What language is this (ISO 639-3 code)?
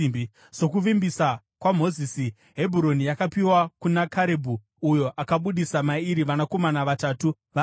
sna